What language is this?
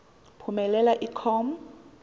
Xhosa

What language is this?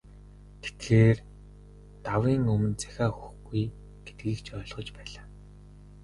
Mongolian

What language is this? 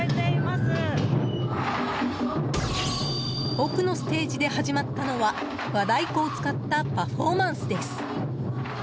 Japanese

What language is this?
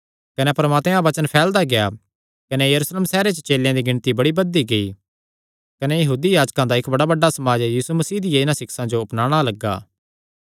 Kangri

